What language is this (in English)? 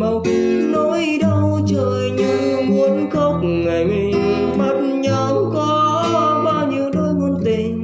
Vietnamese